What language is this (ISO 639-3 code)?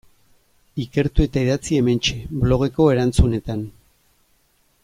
eus